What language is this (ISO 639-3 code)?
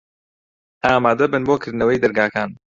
ckb